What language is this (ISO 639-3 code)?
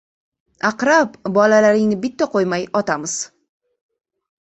uzb